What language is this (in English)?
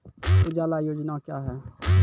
Maithili